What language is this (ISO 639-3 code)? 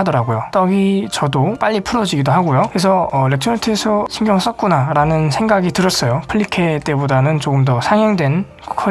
kor